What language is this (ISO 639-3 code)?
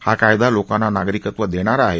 mar